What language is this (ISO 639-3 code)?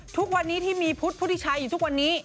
tha